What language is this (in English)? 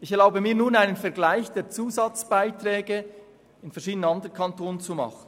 Swiss German